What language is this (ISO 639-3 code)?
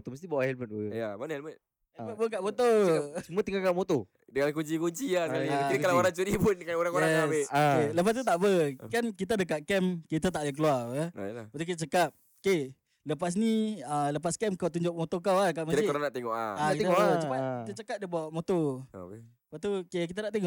msa